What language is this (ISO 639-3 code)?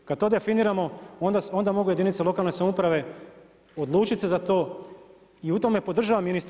hrv